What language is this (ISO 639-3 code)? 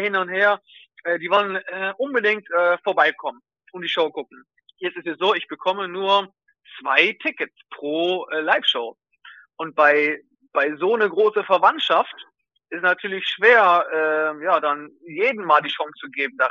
deu